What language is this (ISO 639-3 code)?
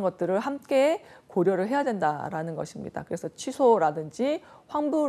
kor